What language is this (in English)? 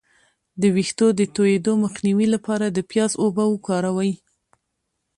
Pashto